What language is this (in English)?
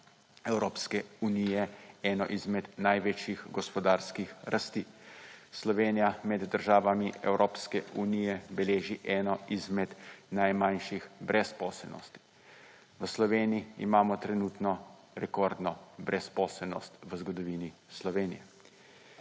Slovenian